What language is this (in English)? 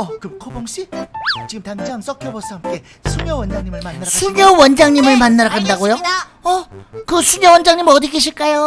Korean